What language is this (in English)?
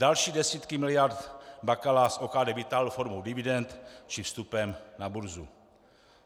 Czech